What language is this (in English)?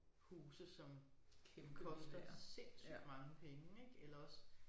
Danish